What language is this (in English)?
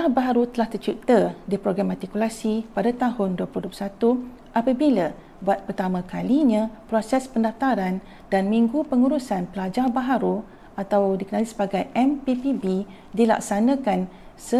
Malay